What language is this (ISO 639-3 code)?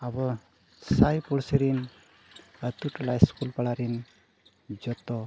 sat